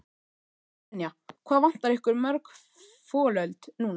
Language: Icelandic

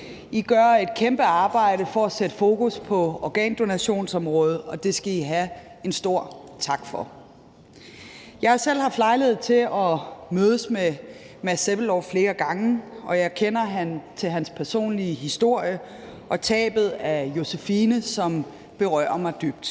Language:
Danish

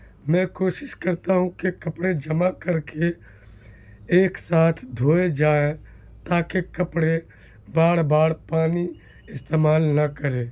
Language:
Urdu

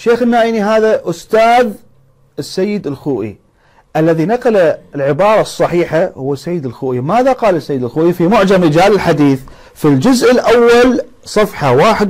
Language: Arabic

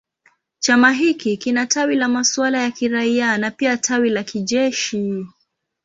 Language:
Swahili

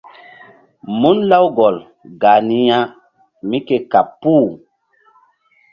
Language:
Mbum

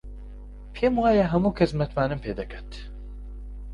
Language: Central Kurdish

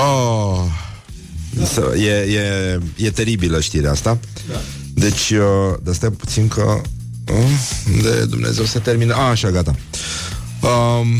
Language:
Romanian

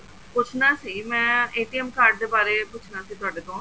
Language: Punjabi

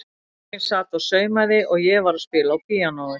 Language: Icelandic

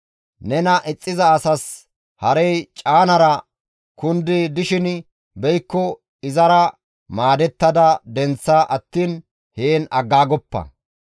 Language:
Gamo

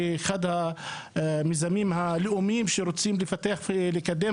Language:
Hebrew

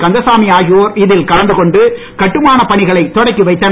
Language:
Tamil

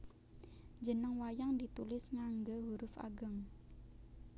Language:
Javanese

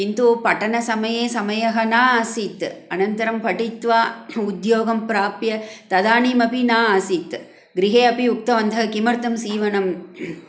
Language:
Sanskrit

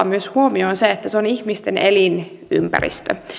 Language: Finnish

